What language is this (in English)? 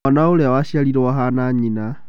Kikuyu